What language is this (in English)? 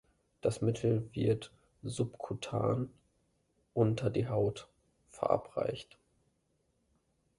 German